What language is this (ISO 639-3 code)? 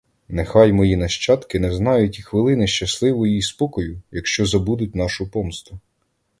ukr